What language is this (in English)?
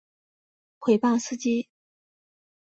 Chinese